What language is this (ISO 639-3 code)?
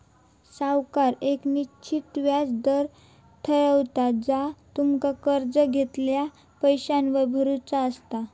mar